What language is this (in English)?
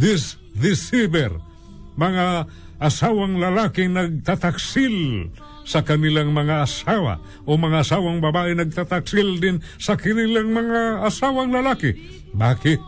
Filipino